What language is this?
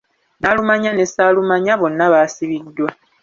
Ganda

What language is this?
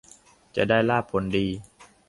Thai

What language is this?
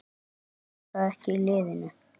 Icelandic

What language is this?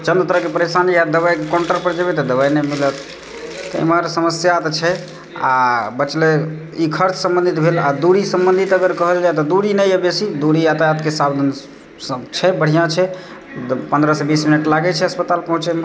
Maithili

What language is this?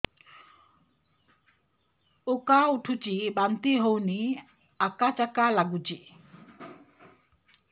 Odia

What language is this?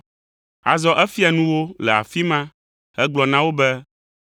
Ewe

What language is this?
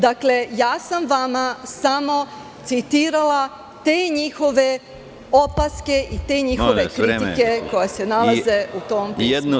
Serbian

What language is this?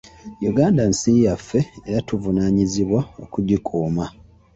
Ganda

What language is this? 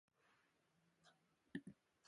Bafut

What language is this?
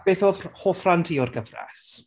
Welsh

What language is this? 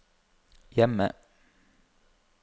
Norwegian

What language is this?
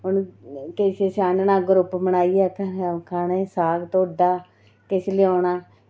Dogri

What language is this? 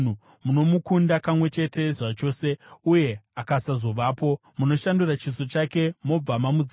Shona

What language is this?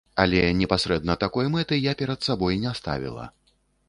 Belarusian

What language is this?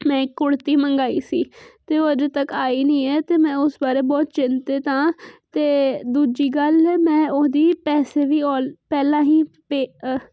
Punjabi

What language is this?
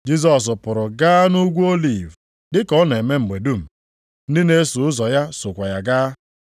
Igbo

